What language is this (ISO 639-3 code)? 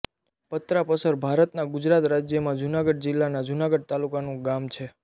guj